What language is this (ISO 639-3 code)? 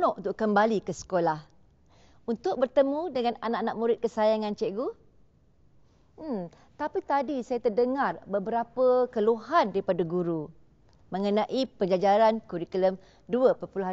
msa